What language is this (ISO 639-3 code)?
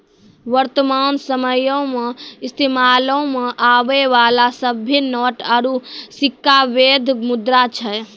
mai